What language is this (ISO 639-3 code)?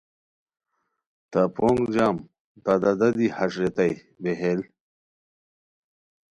khw